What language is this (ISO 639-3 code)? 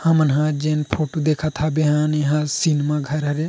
hne